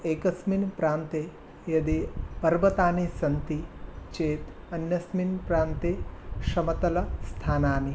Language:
Sanskrit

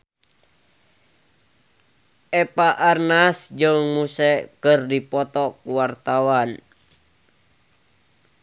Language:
Sundanese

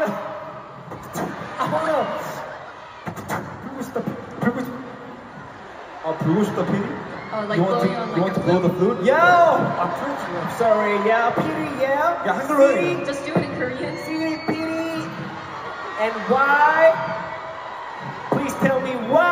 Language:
English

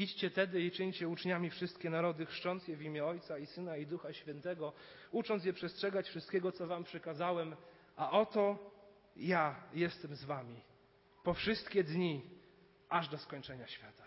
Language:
Polish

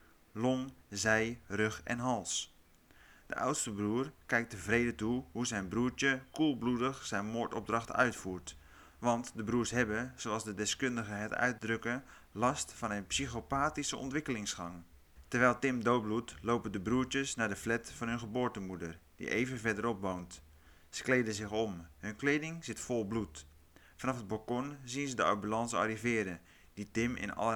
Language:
Dutch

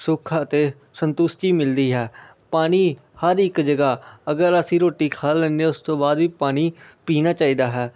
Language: Punjabi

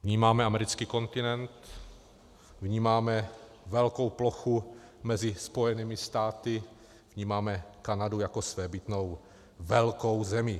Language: Czech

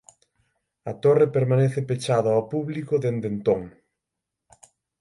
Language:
Galician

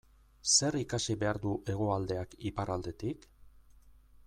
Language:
Basque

